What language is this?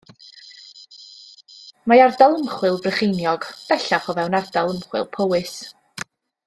Welsh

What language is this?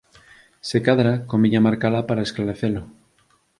Galician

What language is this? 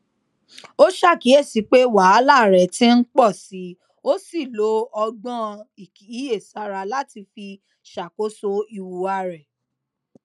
Yoruba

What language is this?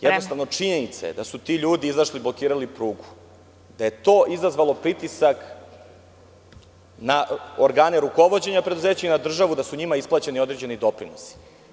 Serbian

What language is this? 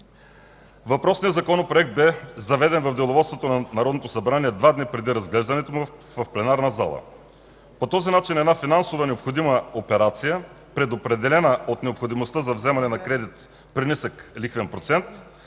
Bulgarian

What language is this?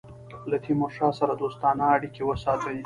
Pashto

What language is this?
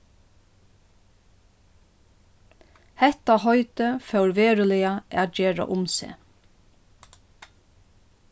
Faroese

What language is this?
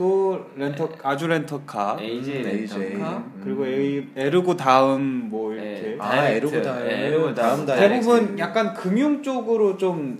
Korean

